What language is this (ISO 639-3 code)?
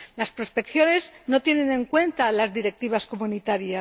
spa